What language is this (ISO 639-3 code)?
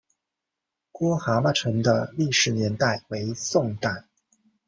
zho